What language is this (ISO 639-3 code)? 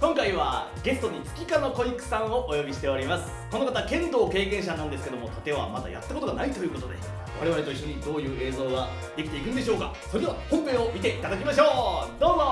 jpn